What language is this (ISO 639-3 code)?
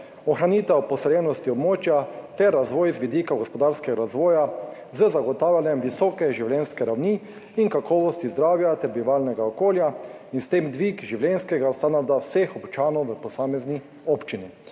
slv